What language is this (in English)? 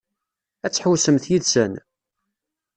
Kabyle